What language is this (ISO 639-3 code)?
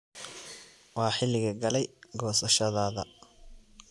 som